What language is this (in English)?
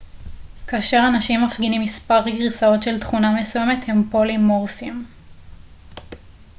Hebrew